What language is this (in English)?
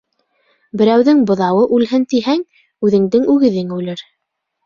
Bashkir